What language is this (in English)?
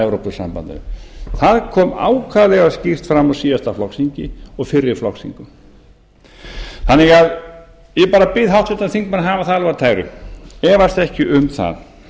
Icelandic